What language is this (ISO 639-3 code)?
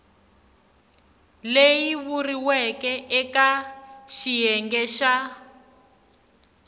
tso